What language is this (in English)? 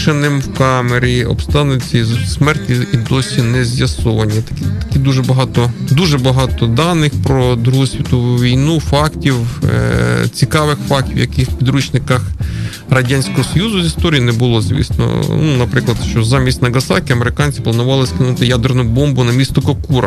Ukrainian